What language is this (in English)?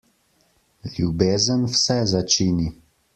Slovenian